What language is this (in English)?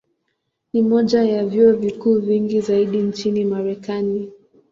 Swahili